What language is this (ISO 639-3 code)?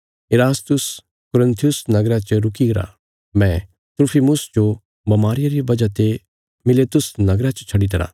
kfs